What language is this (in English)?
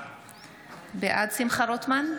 Hebrew